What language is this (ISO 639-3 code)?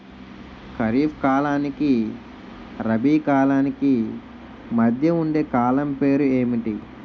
tel